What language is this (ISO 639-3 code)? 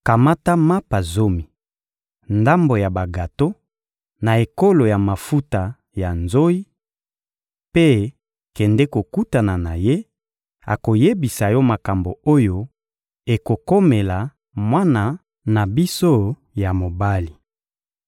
lin